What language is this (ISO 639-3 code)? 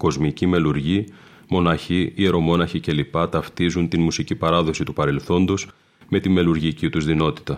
ell